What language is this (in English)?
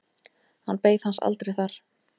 Icelandic